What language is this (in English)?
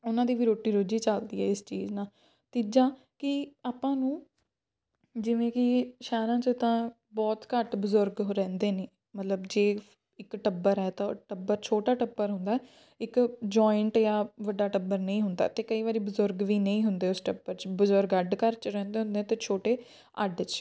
Punjabi